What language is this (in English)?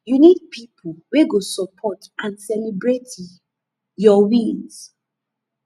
Nigerian Pidgin